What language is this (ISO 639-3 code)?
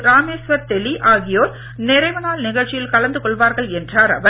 tam